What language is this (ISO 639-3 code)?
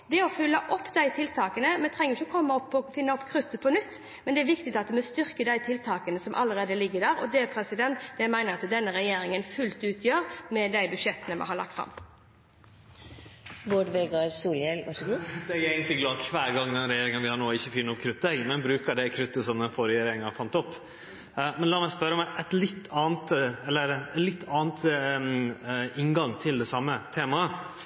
nor